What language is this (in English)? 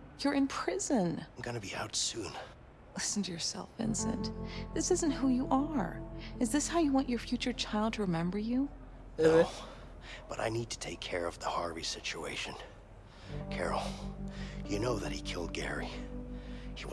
Turkish